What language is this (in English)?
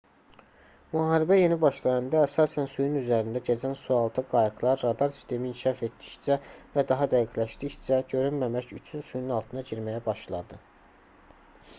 Azerbaijani